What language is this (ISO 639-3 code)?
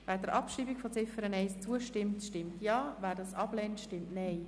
gsw